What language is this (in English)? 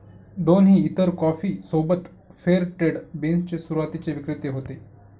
Marathi